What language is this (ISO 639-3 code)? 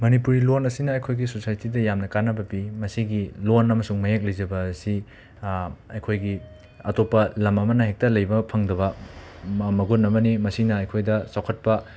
mni